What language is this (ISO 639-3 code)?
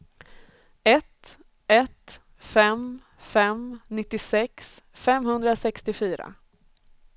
swe